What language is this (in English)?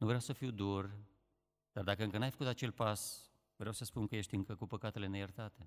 Romanian